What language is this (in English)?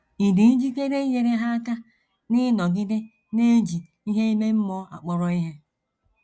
Igbo